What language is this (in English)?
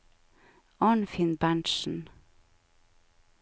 Norwegian